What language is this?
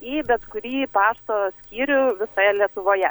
Lithuanian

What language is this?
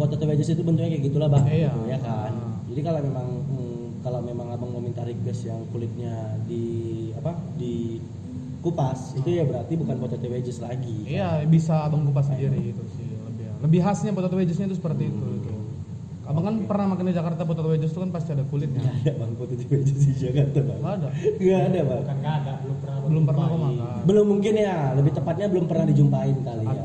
Indonesian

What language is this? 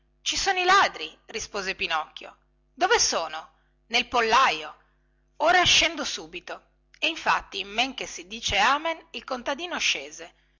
Italian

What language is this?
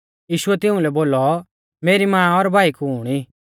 Mahasu Pahari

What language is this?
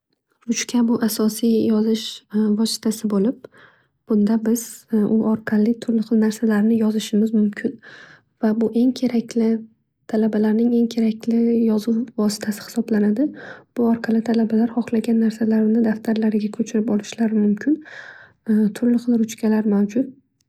Uzbek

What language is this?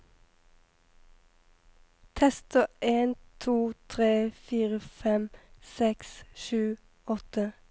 Norwegian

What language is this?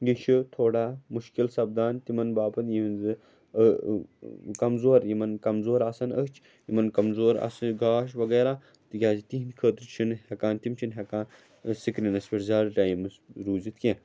Kashmiri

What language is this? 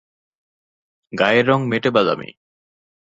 Bangla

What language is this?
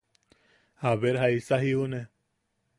Yaqui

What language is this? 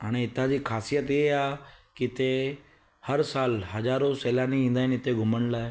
Sindhi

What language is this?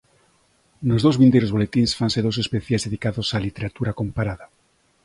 Galician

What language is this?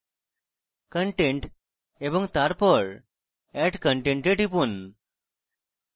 Bangla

